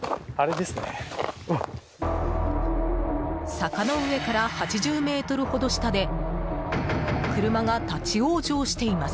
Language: Japanese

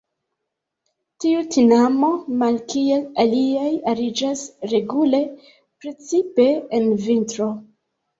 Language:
Esperanto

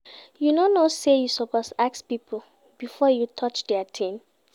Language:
Nigerian Pidgin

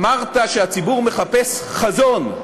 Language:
Hebrew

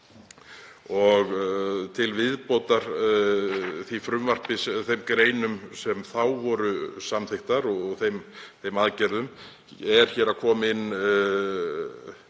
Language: Icelandic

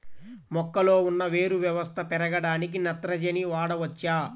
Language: Telugu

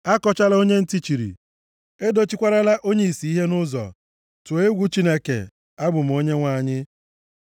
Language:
Igbo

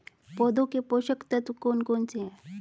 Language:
Hindi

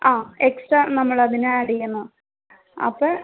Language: Malayalam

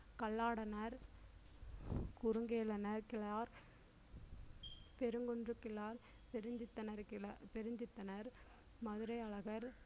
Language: Tamil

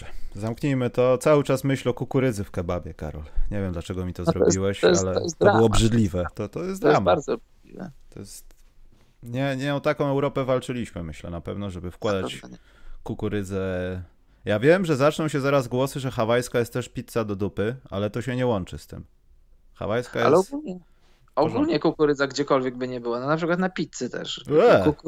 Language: Polish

